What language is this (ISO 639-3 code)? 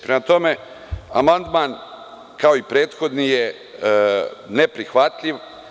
srp